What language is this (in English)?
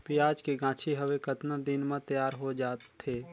Chhattisgarhi